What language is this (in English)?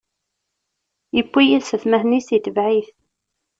Kabyle